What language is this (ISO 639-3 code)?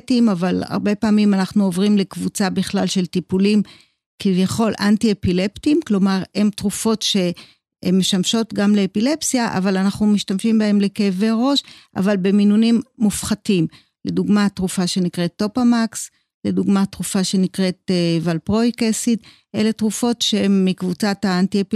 heb